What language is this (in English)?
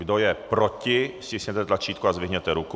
Czech